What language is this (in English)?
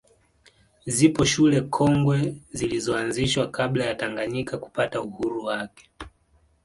Swahili